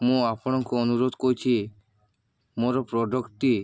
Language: Odia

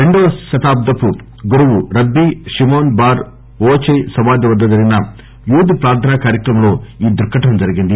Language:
Telugu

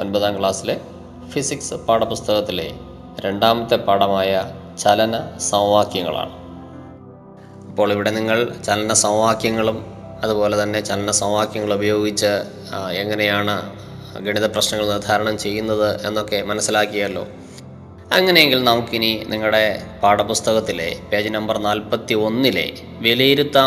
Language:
Malayalam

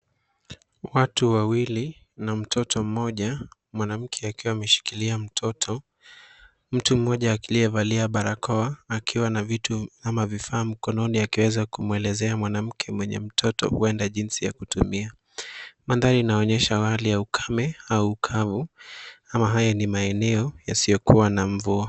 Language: Swahili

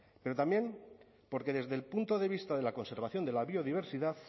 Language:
Spanish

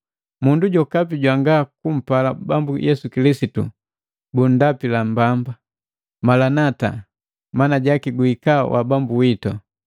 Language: Matengo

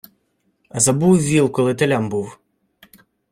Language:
Ukrainian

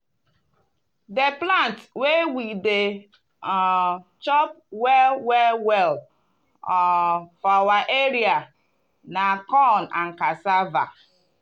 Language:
Nigerian Pidgin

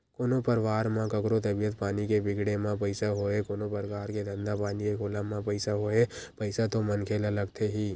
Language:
Chhattisgarhi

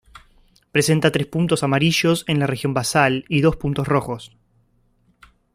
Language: Spanish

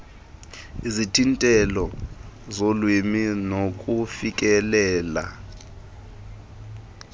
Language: Xhosa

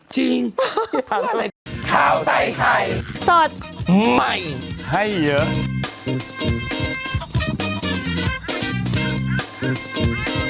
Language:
Thai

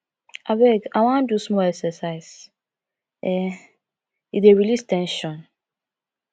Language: Nigerian Pidgin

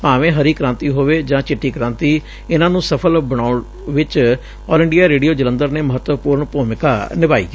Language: Punjabi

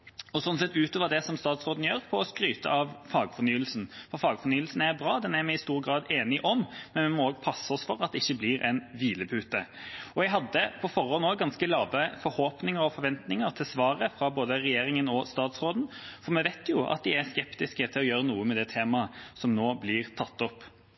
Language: Norwegian Bokmål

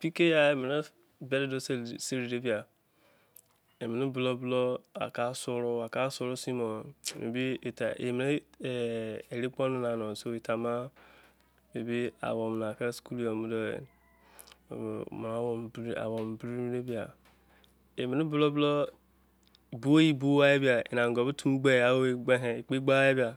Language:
Izon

